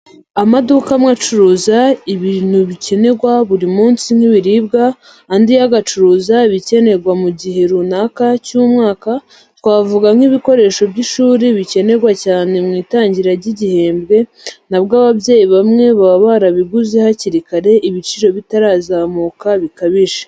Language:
Kinyarwanda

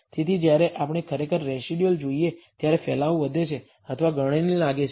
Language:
Gujarati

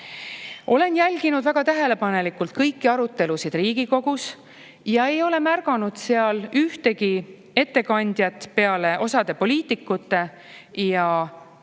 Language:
Estonian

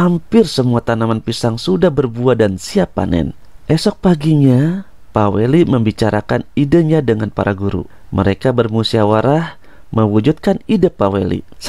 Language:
Indonesian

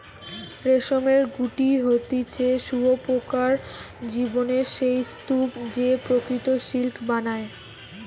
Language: Bangla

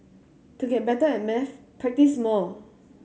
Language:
English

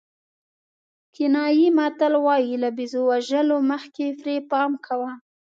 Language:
Pashto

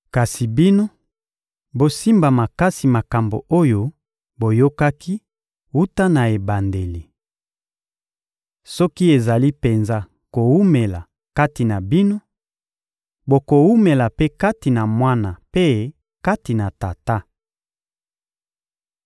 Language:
Lingala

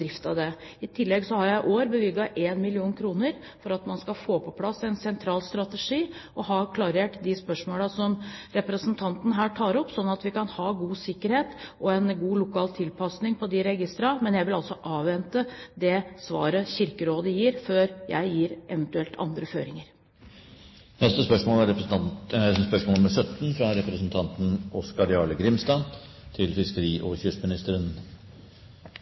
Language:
Norwegian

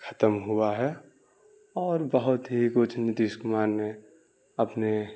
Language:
Urdu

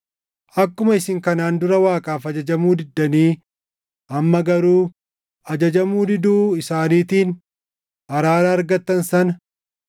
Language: Oromo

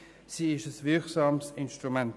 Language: Swiss German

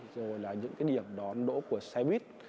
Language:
Vietnamese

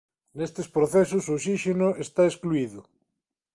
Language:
Galician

